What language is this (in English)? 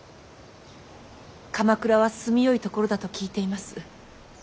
Japanese